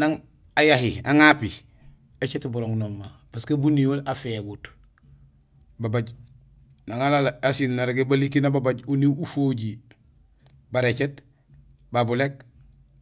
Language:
Gusilay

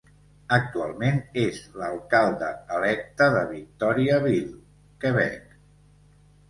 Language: Catalan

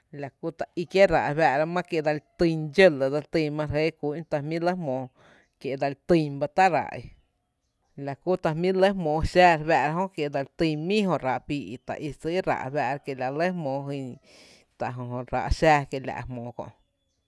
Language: Tepinapa Chinantec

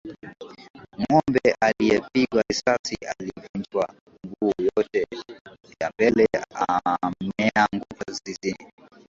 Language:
Swahili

